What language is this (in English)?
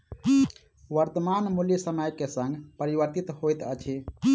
Maithili